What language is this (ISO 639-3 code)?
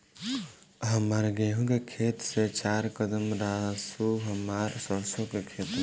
bho